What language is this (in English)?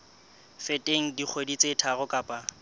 Southern Sotho